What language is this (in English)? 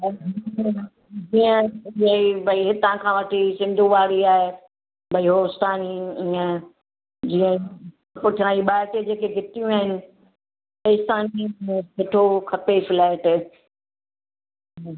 Sindhi